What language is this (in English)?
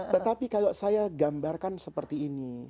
Indonesian